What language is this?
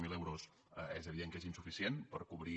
Catalan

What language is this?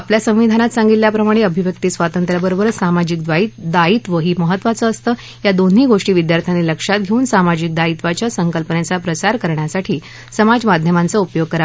Marathi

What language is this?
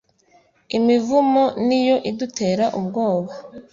Kinyarwanda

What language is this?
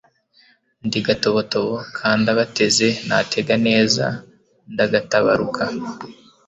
Kinyarwanda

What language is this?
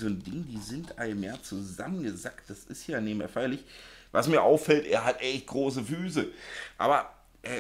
German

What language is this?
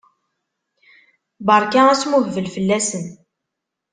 Kabyle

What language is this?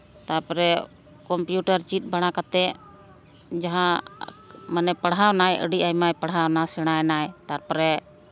Santali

